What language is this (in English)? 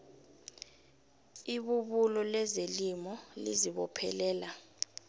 South Ndebele